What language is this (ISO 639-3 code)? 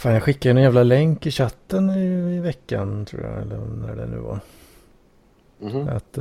swe